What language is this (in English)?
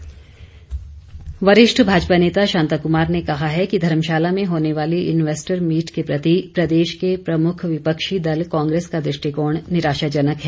Hindi